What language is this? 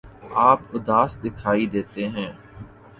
Urdu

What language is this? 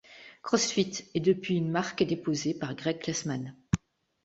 French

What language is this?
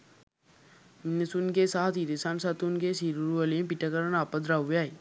Sinhala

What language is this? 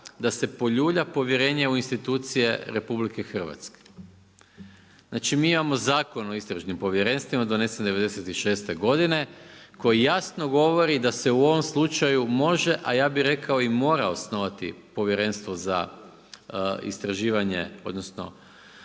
Croatian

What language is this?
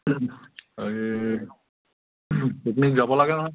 Assamese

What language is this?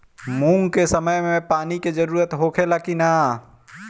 Bhojpuri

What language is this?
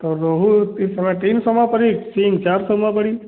Hindi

